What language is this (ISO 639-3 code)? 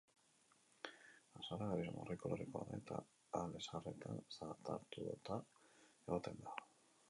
eus